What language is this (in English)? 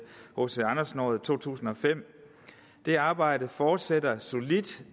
Danish